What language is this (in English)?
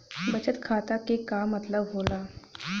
Bhojpuri